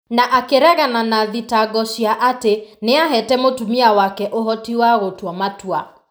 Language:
Kikuyu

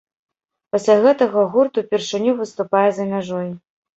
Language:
Belarusian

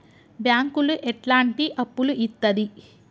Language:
Telugu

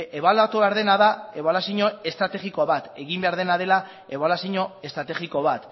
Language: Basque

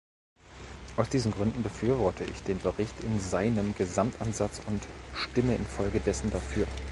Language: German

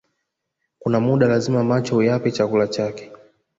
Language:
Swahili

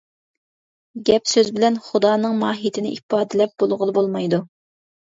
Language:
Uyghur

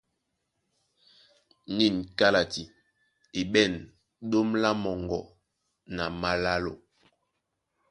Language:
Duala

